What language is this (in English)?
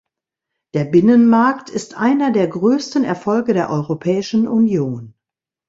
German